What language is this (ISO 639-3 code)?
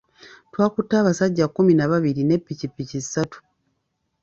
lug